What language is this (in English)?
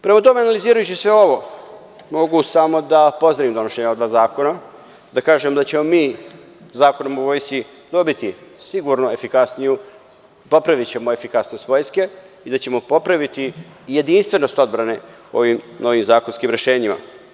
Serbian